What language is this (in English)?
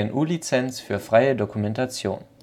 German